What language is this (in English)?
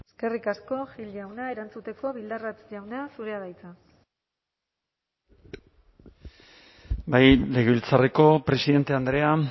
Basque